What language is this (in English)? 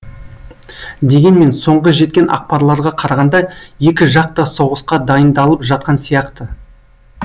Kazakh